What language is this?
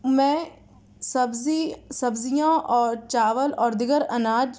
Urdu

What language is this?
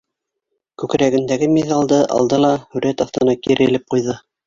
Bashkir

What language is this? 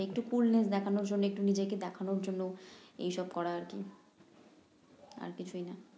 Bangla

